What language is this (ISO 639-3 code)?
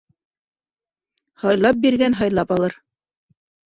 bak